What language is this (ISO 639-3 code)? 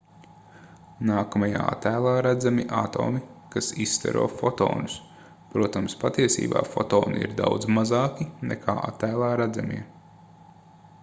lav